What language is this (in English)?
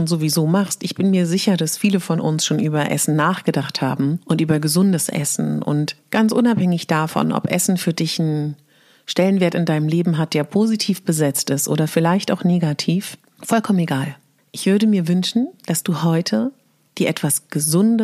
German